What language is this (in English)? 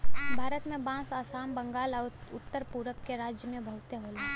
Bhojpuri